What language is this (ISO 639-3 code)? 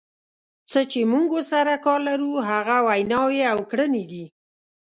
pus